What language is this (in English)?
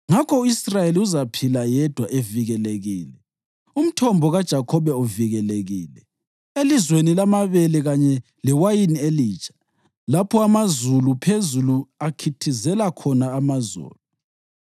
North Ndebele